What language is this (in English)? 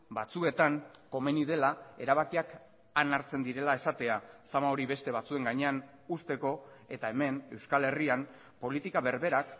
Basque